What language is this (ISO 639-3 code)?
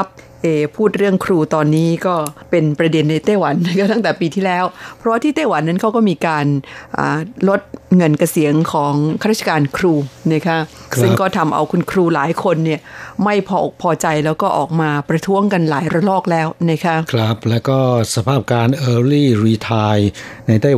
tha